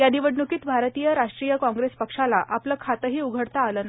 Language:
Marathi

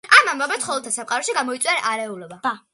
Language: Georgian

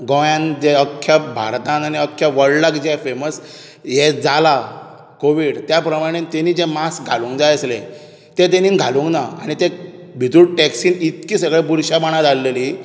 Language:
Konkani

